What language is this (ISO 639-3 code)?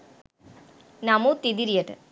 sin